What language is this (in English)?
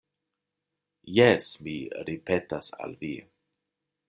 Esperanto